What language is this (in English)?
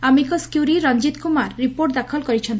Odia